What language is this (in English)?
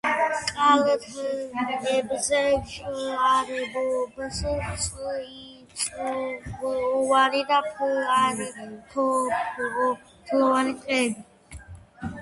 Georgian